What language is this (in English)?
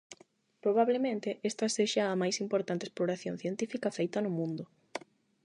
Galician